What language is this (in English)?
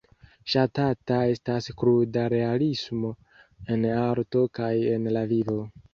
Esperanto